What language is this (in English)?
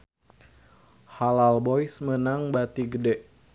Sundanese